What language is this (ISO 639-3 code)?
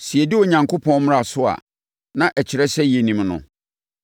aka